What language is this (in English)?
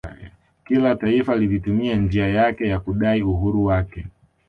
Swahili